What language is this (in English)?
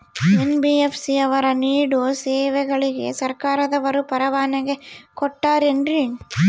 Kannada